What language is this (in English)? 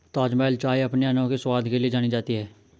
Hindi